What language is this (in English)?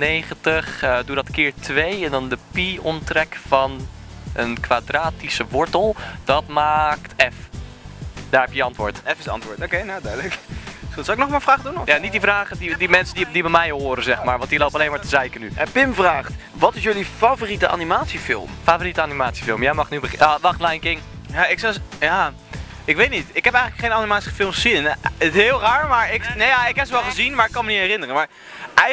Dutch